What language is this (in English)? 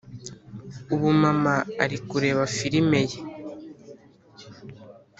Kinyarwanda